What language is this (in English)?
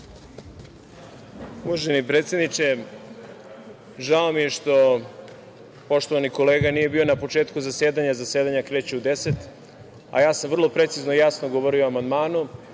Serbian